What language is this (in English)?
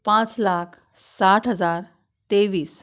Konkani